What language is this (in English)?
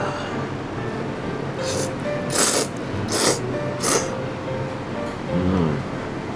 Japanese